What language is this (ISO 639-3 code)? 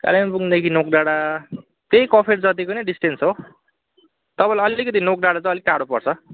nep